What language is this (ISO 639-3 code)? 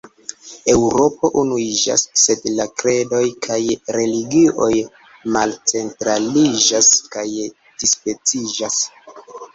epo